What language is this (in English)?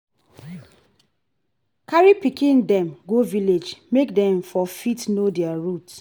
Nigerian Pidgin